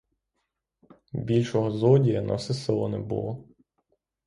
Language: Ukrainian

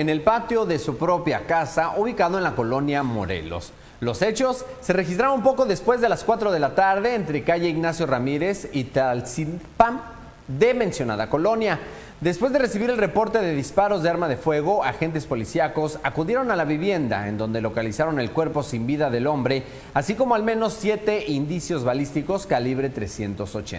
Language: Spanish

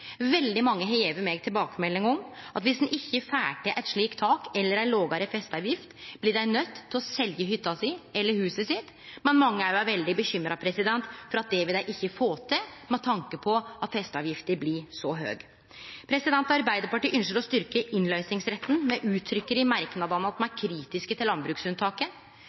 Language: Norwegian Nynorsk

